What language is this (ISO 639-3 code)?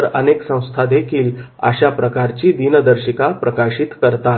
mar